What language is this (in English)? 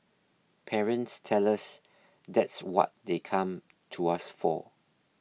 English